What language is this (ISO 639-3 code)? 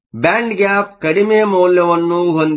kan